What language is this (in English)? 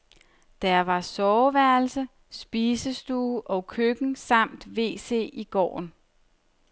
Danish